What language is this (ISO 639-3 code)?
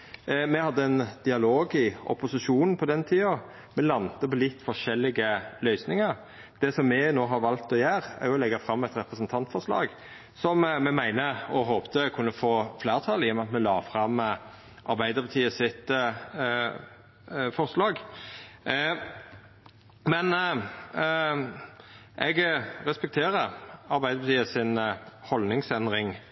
nno